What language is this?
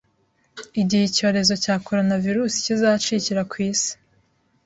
Kinyarwanda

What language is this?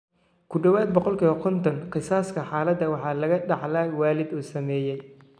Somali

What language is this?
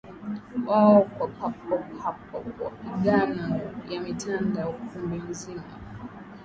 Swahili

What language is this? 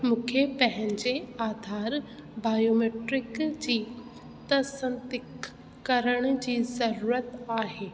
Sindhi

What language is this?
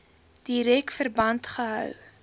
Afrikaans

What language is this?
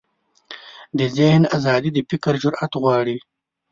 Pashto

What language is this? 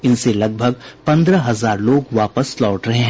Hindi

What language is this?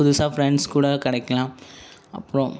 Tamil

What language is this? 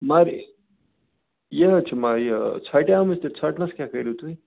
Kashmiri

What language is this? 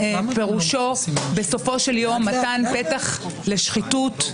Hebrew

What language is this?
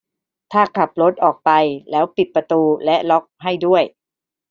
Thai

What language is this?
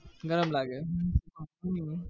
Gujarati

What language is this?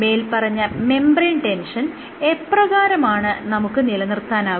Malayalam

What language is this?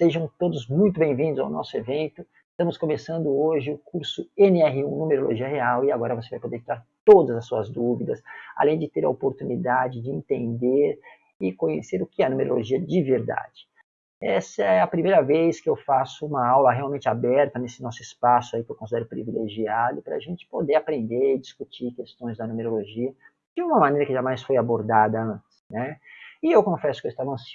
Portuguese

